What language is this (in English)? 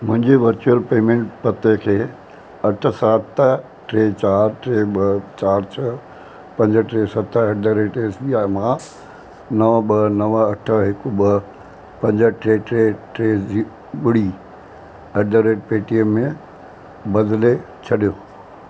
Sindhi